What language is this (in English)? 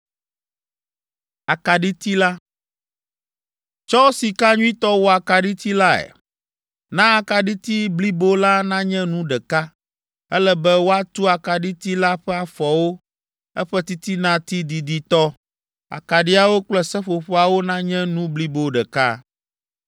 Ewe